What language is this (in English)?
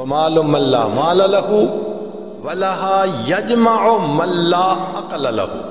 Hindi